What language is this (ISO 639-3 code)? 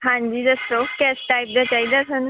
pan